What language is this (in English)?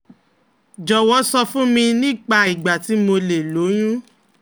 Yoruba